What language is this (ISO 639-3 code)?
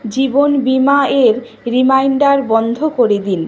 ben